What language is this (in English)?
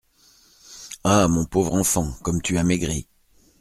French